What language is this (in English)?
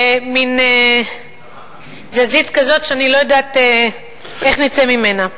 Hebrew